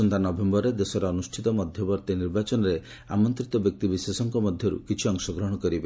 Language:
Odia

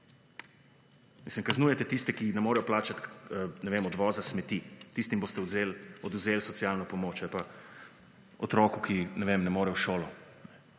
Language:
Slovenian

